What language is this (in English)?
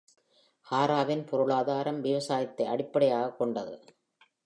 Tamil